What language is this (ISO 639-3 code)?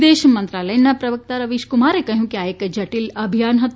guj